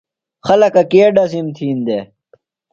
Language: Phalura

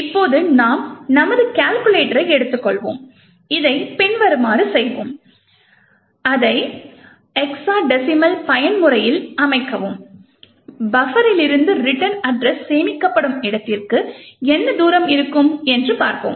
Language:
Tamil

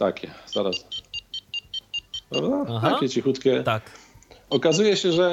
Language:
Polish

